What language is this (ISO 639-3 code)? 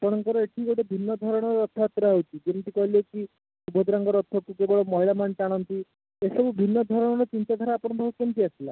ori